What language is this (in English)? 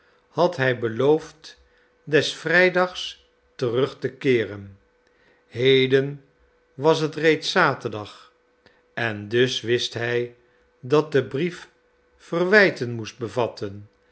Dutch